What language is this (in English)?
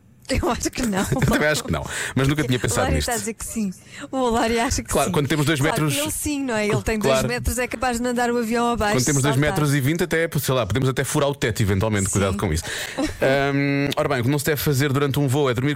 Portuguese